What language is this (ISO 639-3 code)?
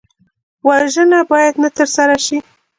pus